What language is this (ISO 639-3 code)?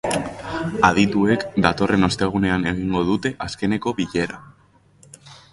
eus